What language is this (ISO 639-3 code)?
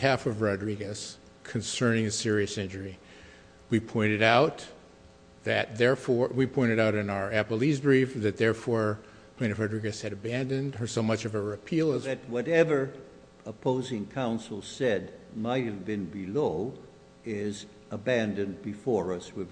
eng